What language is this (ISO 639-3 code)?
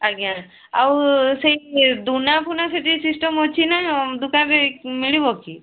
ori